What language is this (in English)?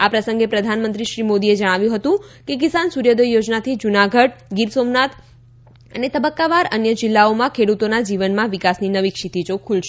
Gujarati